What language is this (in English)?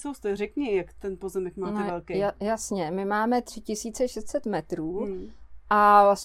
Czech